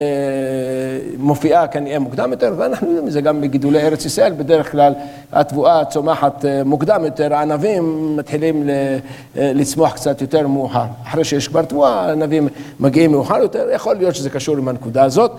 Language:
Hebrew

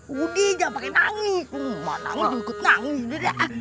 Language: Indonesian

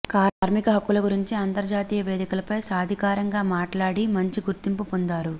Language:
Telugu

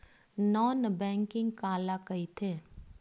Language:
Chhattisgarhi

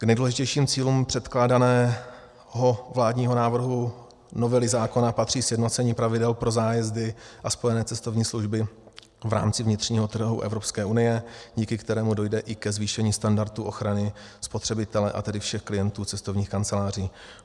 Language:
Czech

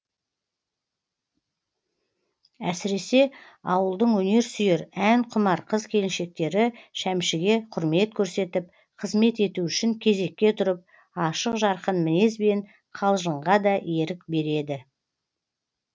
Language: Kazakh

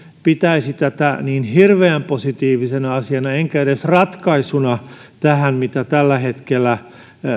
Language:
Finnish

